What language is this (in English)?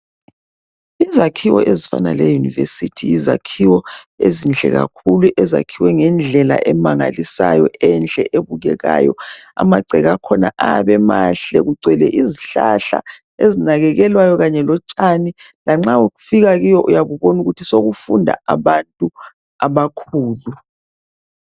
North Ndebele